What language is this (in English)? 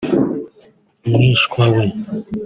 Kinyarwanda